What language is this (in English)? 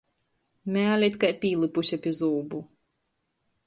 Latgalian